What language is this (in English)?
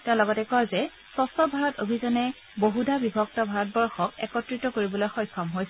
Assamese